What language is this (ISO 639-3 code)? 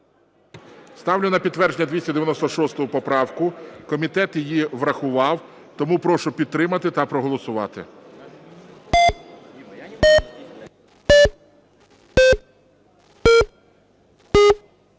ukr